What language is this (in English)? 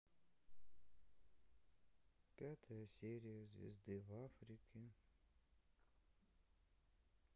Russian